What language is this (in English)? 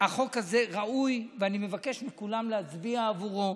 Hebrew